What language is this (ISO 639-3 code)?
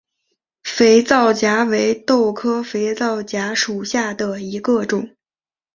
zho